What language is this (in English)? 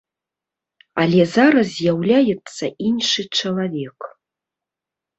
Belarusian